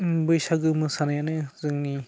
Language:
Bodo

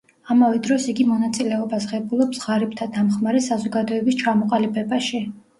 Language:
Georgian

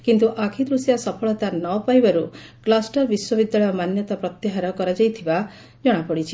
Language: Odia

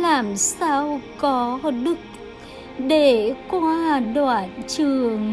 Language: Vietnamese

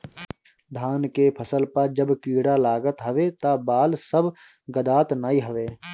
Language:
Bhojpuri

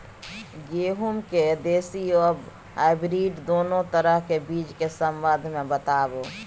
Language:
Maithili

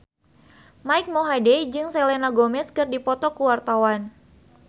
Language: Sundanese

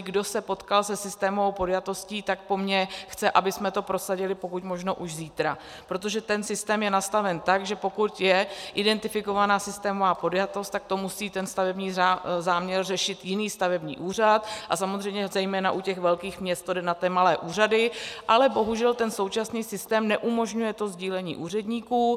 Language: Czech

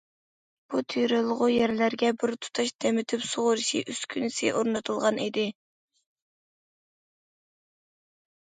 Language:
Uyghur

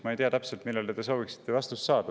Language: Estonian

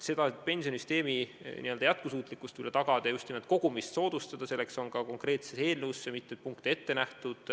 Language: Estonian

